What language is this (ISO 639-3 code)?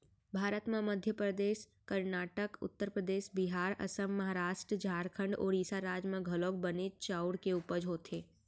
hne